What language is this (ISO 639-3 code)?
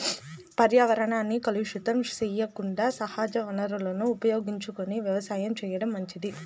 tel